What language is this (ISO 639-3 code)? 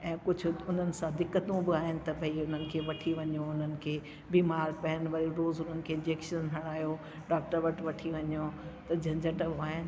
snd